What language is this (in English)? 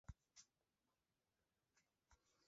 Basque